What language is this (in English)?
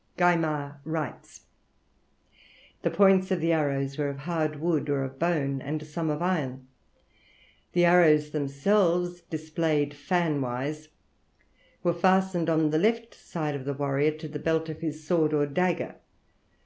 English